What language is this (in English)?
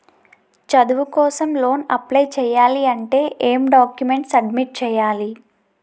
Telugu